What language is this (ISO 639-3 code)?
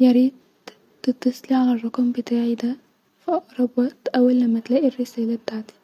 arz